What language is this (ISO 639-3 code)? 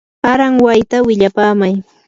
qur